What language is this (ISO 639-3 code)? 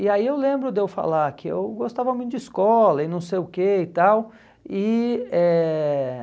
por